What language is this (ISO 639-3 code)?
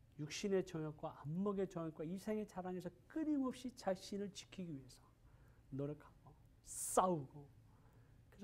kor